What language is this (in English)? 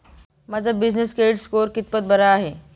Marathi